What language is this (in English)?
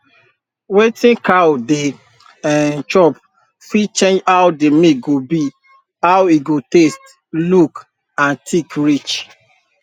Nigerian Pidgin